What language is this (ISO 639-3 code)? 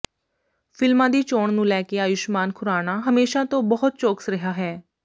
pan